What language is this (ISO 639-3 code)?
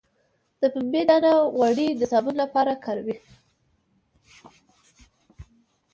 pus